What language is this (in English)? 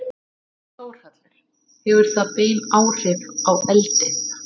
Icelandic